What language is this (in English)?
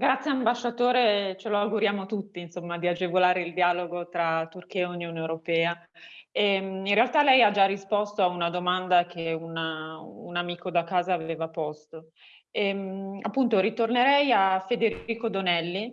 Italian